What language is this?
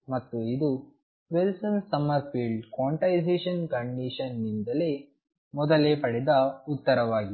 Kannada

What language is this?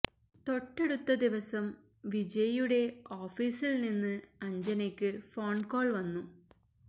Malayalam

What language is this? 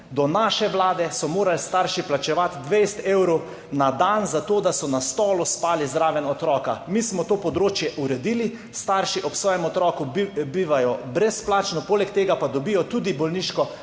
Slovenian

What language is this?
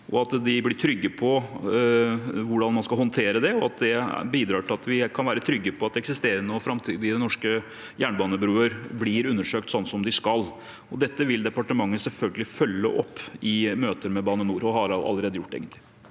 Norwegian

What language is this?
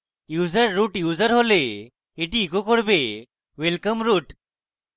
Bangla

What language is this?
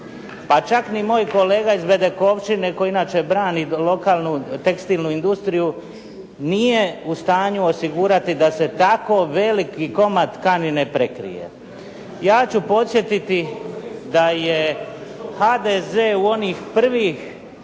Croatian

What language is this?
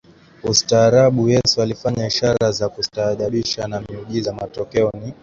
Swahili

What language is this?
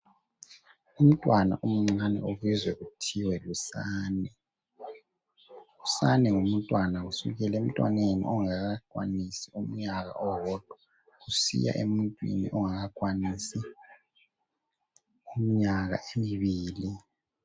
North Ndebele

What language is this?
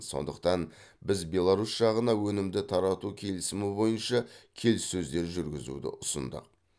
Kazakh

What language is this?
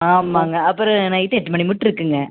Tamil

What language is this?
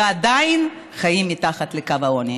Hebrew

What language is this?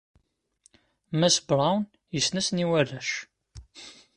Kabyle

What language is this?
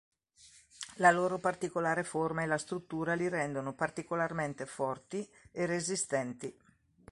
Italian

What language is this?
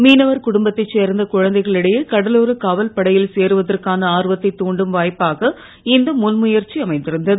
Tamil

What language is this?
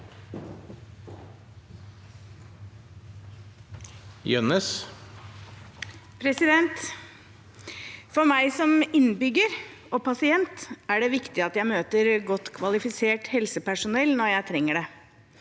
Norwegian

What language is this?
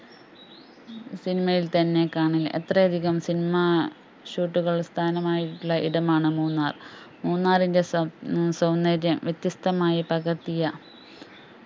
Malayalam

